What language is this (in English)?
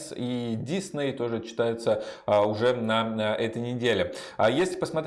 Russian